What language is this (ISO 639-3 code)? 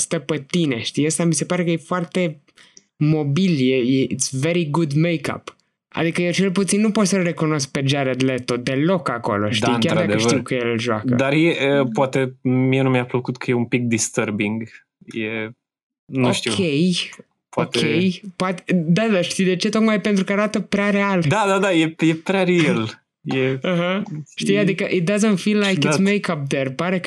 ron